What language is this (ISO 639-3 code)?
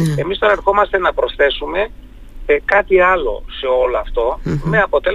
ell